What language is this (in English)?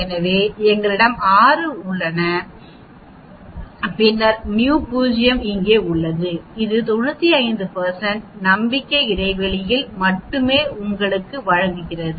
Tamil